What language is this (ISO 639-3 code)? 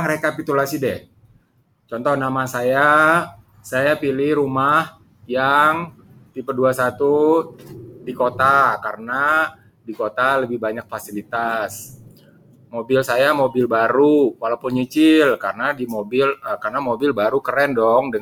ind